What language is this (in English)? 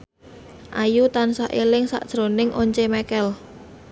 Javanese